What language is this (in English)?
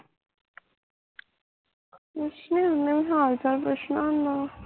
Punjabi